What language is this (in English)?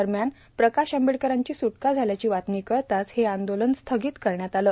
Marathi